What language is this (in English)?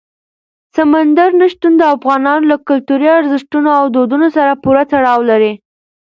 Pashto